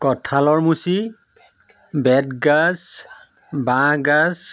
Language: Assamese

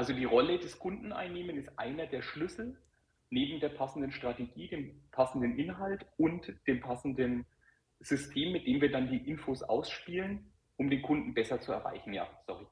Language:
German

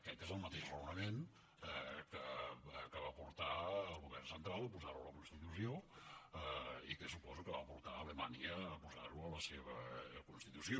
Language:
Catalan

